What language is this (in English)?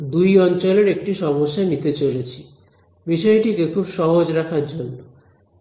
Bangla